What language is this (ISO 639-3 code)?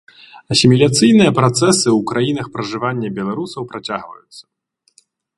bel